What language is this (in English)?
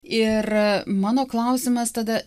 Lithuanian